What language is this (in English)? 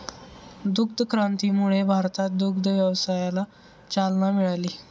Marathi